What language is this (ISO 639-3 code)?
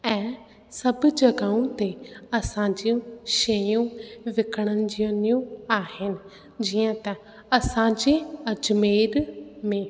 snd